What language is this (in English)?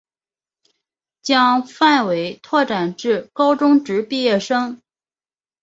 Chinese